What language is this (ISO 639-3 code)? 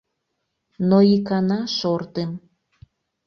chm